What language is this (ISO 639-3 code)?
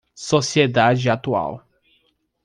por